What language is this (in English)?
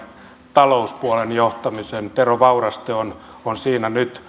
Finnish